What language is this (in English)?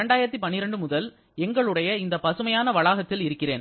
Tamil